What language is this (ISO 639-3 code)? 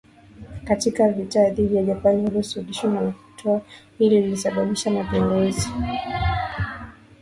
swa